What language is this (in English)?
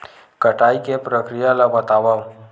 Chhattisgarhi